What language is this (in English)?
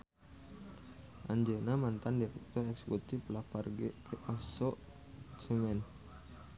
Sundanese